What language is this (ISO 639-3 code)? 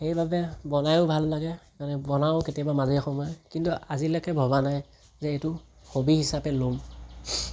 asm